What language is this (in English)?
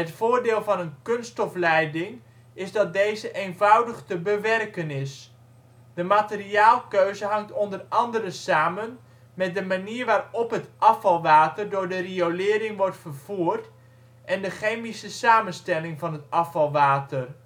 Dutch